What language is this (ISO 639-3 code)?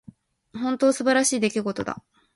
jpn